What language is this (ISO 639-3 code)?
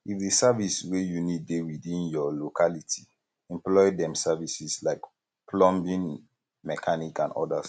pcm